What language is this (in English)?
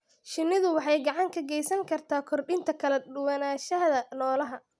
Somali